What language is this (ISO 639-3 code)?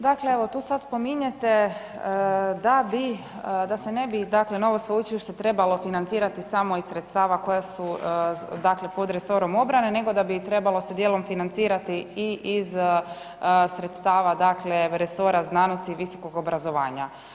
hrv